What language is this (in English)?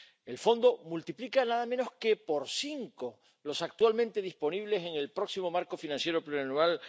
Spanish